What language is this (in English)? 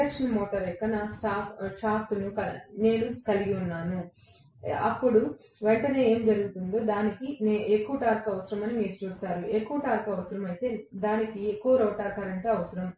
Telugu